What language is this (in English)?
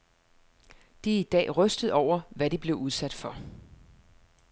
Danish